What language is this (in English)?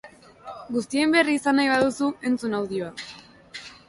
Basque